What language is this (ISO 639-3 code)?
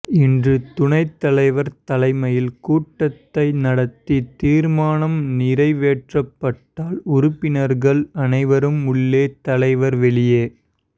tam